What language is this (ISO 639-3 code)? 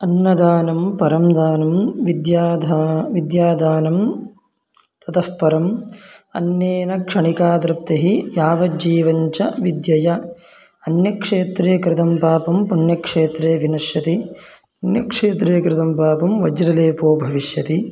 san